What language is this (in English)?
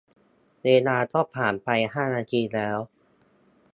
Thai